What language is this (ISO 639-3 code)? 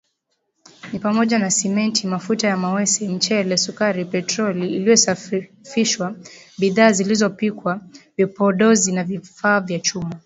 swa